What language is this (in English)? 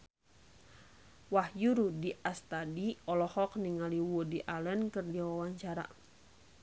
Sundanese